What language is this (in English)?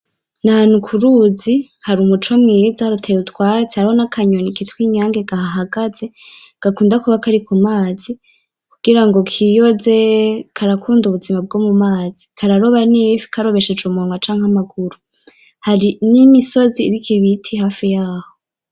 Rundi